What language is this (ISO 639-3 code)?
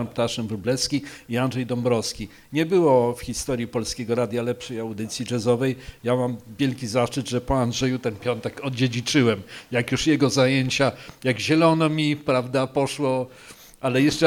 pol